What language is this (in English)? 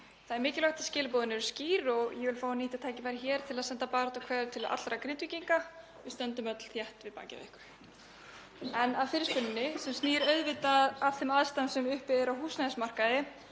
Icelandic